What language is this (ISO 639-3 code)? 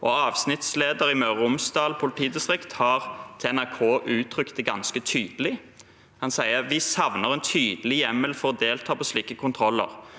nor